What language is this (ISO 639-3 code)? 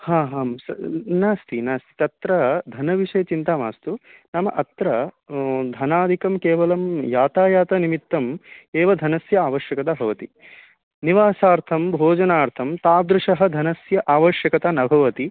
san